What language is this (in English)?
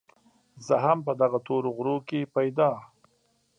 Pashto